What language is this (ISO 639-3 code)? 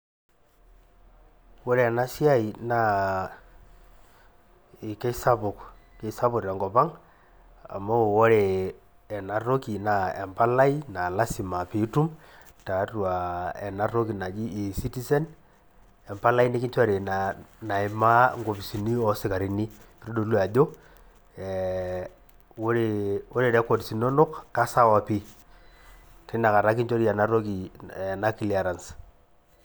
mas